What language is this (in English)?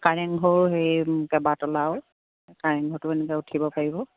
Assamese